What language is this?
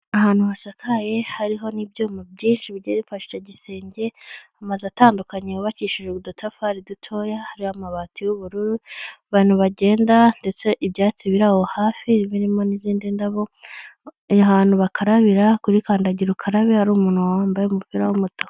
Kinyarwanda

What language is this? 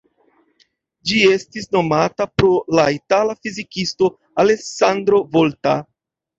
Esperanto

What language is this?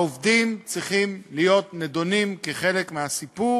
Hebrew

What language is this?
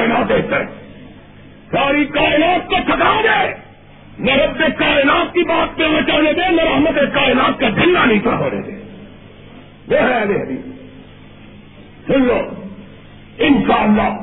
Urdu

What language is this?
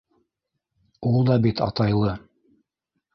Bashkir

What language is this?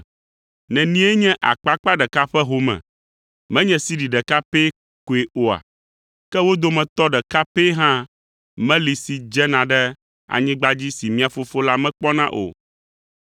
Ewe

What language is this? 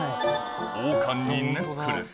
Japanese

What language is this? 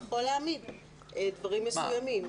Hebrew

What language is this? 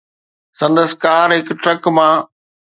Sindhi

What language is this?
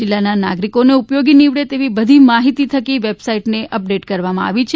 Gujarati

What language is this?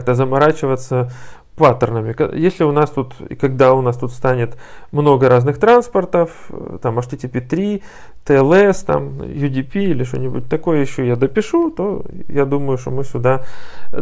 Russian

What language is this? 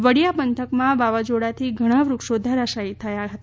Gujarati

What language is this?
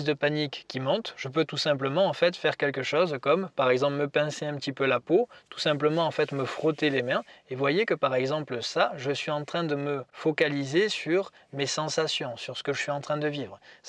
French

